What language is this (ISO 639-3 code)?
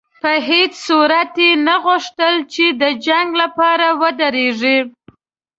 pus